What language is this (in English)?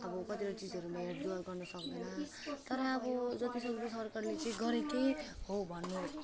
Nepali